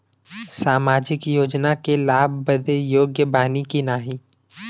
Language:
Bhojpuri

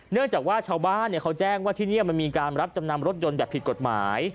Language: Thai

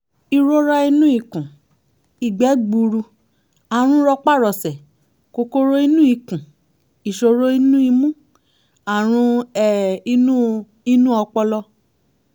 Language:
Yoruba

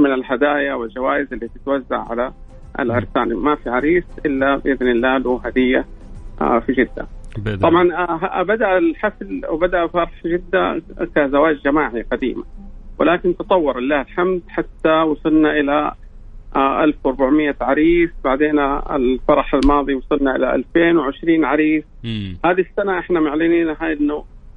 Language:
Arabic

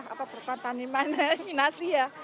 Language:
Indonesian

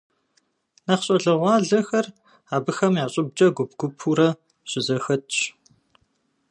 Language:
Kabardian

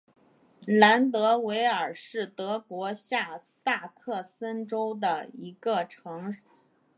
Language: Chinese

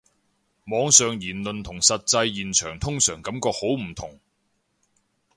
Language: Cantonese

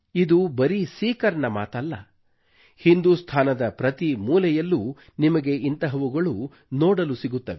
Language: Kannada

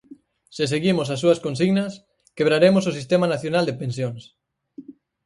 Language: Galician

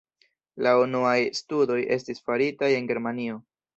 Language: Esperanto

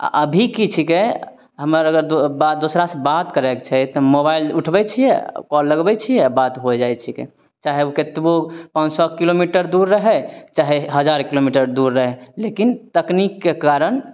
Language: Maithili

